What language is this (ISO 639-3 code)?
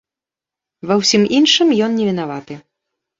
bel